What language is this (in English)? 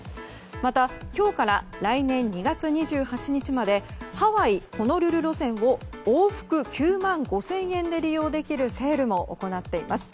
Japanese